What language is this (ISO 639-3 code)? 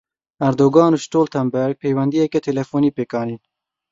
kur